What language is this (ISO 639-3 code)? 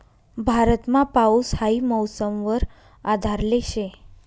mar